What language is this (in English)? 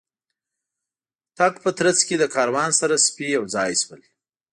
Pashto